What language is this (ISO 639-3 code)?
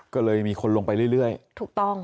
tha